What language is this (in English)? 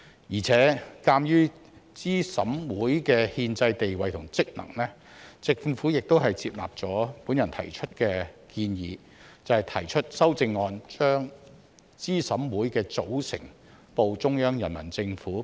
Cantonese